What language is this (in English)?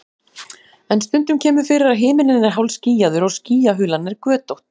Icelandic